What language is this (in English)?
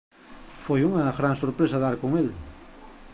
Galician